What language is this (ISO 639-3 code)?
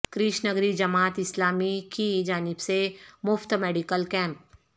urd